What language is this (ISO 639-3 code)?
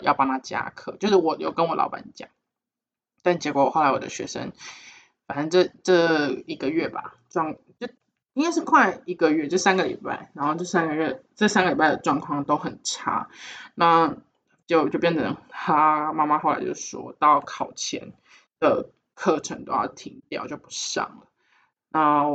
zho